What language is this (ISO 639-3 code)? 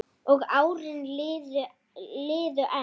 isl